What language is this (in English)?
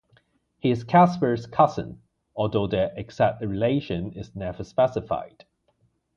English